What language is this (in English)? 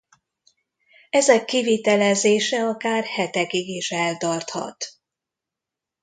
Hungarian